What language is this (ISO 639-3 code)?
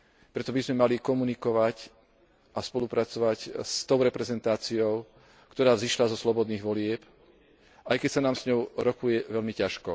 slk